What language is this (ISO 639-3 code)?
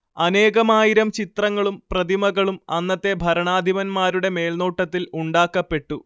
mal